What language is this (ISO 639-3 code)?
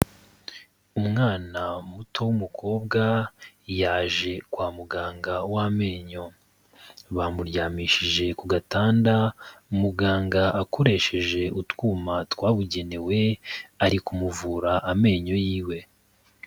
kin